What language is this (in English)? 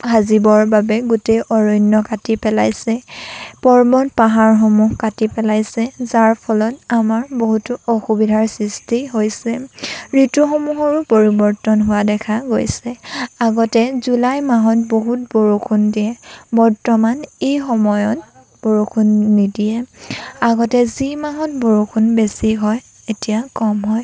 Assamese